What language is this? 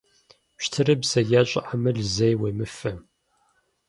Kabardian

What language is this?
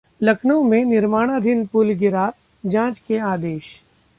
Hindi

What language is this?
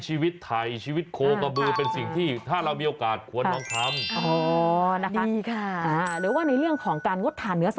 Thai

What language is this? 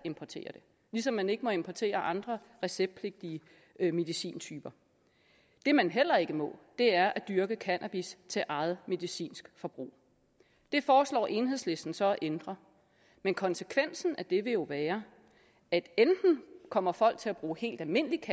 Danish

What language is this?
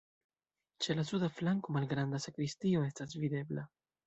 Esperanto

